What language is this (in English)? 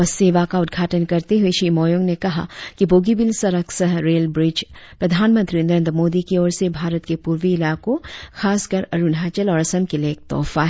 Hindi